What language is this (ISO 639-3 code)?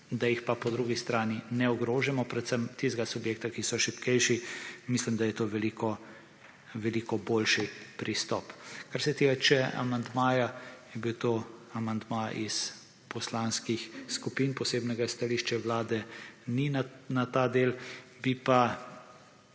slv